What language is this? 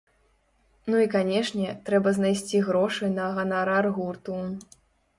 Belarusian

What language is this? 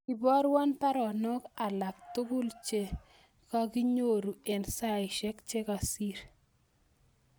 Kalenjin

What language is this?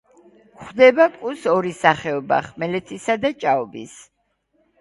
Georgian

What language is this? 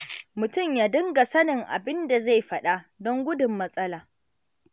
Hausa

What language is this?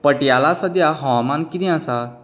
Konkani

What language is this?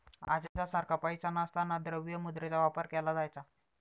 Marathi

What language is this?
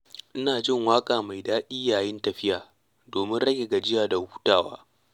Hausa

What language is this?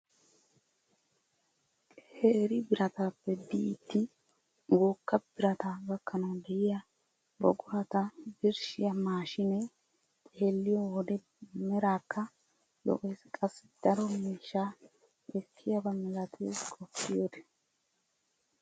Wolaytta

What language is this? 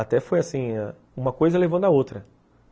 Portuguese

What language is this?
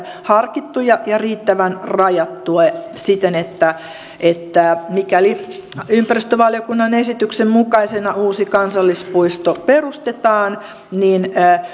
Finnish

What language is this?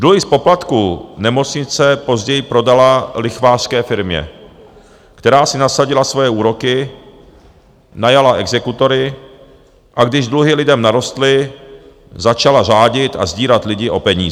Czech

